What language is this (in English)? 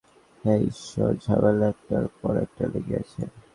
Bangla